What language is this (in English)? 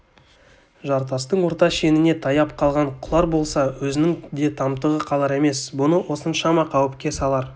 Kazakh